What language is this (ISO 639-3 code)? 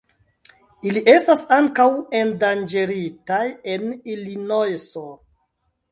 epo